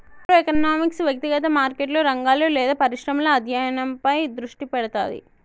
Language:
Telugu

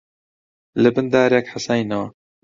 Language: Central Kurdish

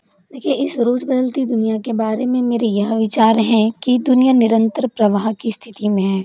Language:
Hindi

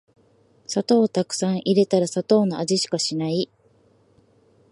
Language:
Japanese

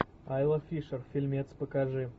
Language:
Russian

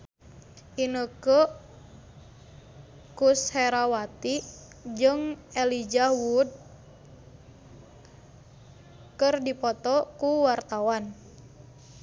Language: Sundanese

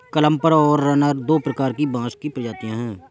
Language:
Hindi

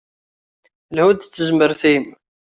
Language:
Kabyle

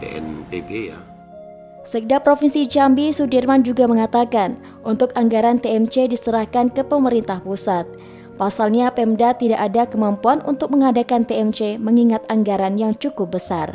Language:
Indonesian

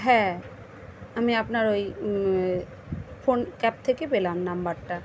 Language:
Bangla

